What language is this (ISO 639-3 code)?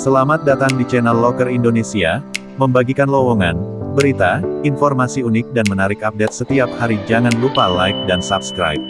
ind